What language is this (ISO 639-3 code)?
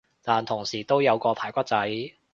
yue